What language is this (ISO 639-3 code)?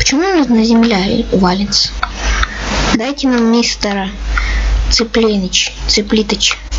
rus